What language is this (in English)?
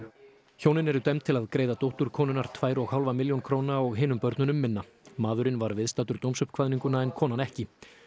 Icelandic